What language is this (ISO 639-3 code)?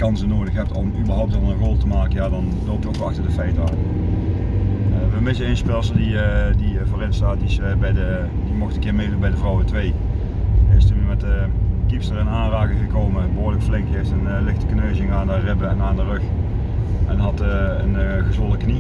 nld